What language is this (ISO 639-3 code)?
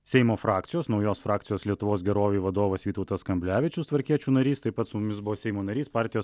lit